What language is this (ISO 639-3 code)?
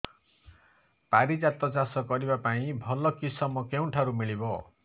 ori